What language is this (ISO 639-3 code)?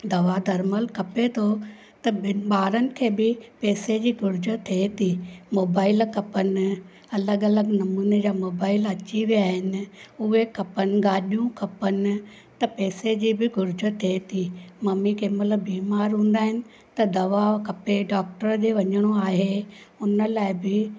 snd